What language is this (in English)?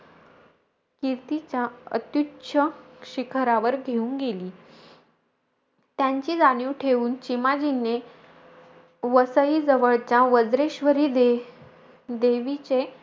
Marathi